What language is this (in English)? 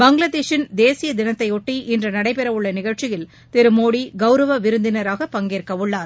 Tamil